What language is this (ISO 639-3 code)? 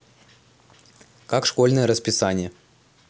rus